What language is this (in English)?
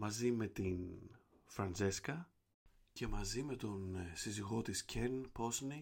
Greek